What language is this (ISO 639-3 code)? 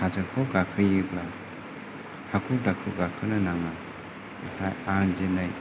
brx